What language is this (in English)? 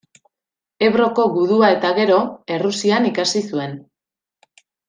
Basque